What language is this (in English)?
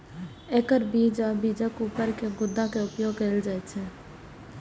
Maithili